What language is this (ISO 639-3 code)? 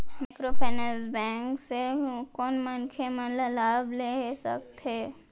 hne